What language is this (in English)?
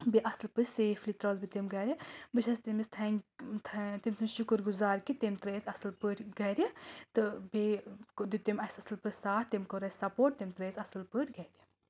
Kashmiri